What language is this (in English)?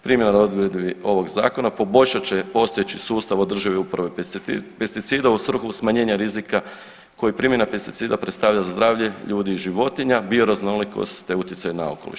Croatian